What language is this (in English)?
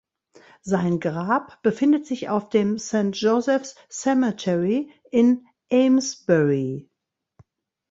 German